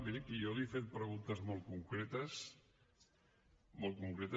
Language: Catalan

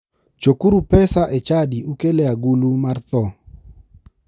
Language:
Luo (Kenya and Tanzania)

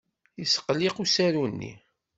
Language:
Kabyle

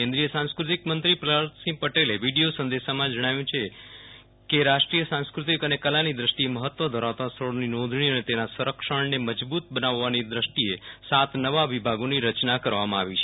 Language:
Gujarati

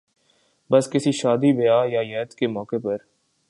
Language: Urdu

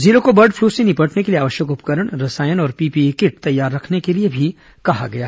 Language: Hindi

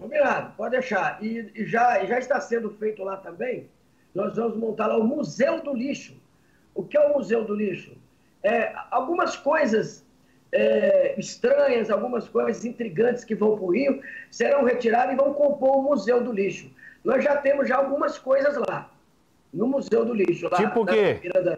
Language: Portuguese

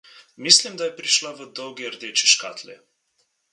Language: Slovenian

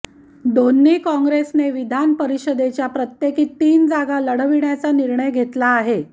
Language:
Marathi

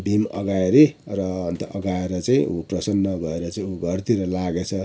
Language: Nepali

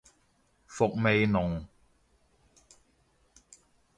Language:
Cantonese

